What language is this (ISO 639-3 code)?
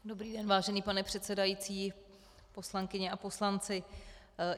ces